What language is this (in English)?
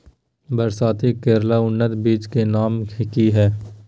Magahi